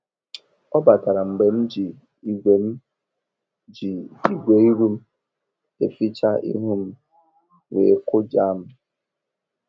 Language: Igbo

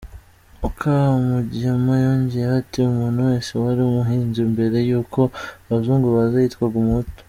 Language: Kinyarwanda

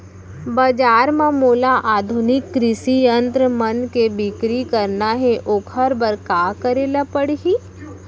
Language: Chhattisgarhi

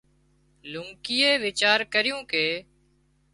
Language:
Wadiyara Koli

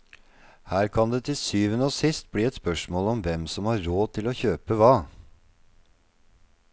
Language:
Norwegian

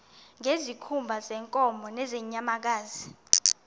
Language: Xhosa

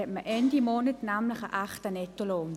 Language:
Swiss German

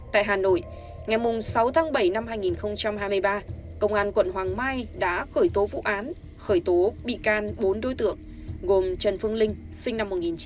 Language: Vietnamese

